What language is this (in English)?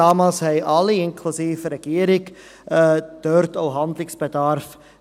Swiss German